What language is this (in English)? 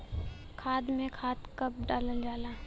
Bhojpuri